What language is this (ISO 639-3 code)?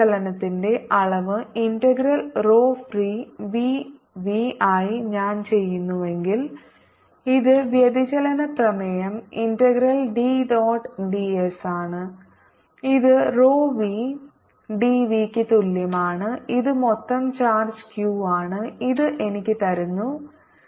mal